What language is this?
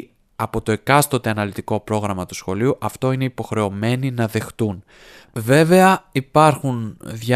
Greek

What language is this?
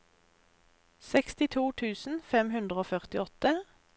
Norwegian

